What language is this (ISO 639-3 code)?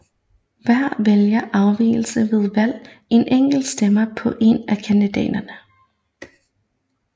dan